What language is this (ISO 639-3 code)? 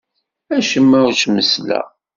kab